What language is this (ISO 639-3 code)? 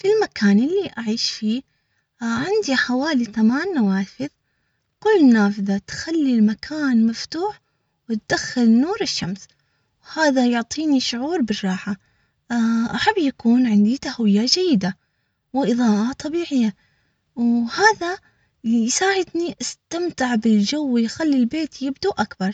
acx